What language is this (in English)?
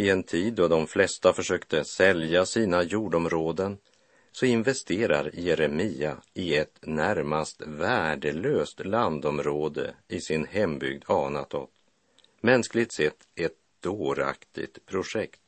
Swedish